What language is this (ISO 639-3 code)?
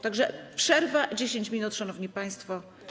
pol